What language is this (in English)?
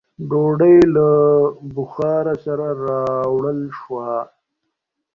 Pashto